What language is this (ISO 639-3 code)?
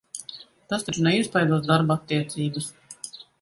lav